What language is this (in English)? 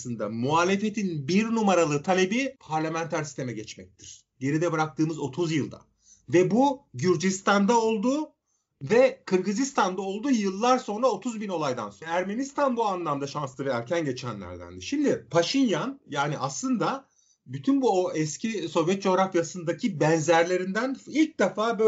Turkish